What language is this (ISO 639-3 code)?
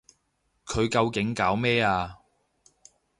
yue